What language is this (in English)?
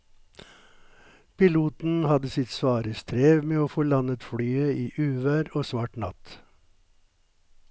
Norwegian